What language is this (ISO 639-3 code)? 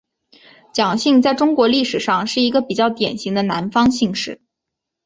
zho